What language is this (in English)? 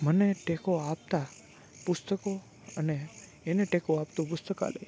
Gujarati